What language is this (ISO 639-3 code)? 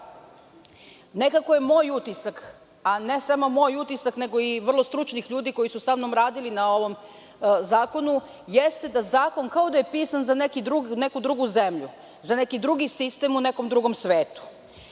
srp